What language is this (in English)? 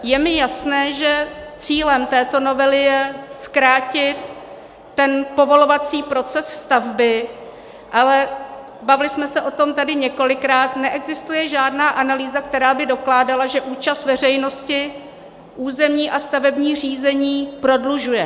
Czech